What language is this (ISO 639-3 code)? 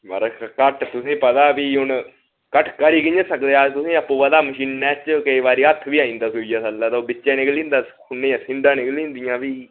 doi